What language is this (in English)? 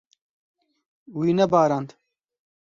Kurdish